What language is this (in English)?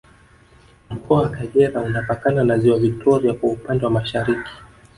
Swahili